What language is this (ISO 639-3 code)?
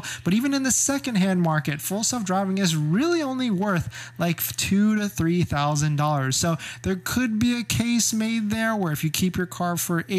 eng